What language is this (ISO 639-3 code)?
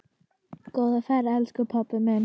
isl